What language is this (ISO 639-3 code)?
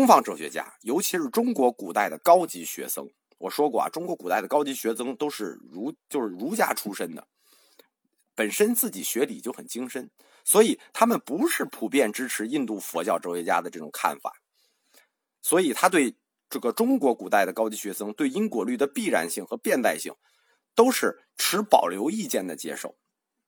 zho